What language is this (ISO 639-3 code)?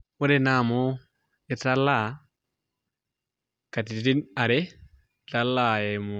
mas